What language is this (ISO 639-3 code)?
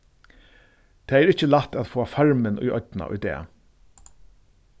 fao